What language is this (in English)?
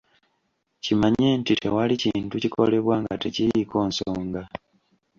Ganda